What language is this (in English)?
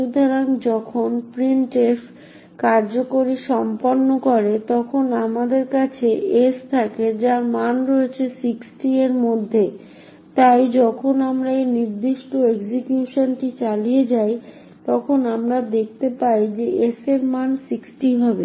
Bangla